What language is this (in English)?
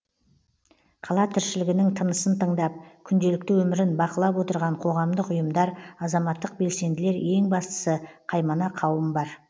Kazakh